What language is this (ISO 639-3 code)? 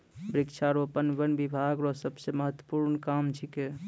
mai